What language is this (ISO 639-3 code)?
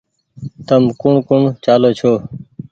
gig